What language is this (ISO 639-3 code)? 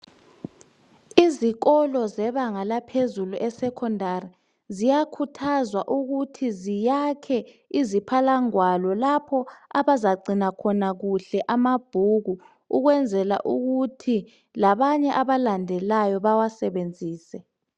nde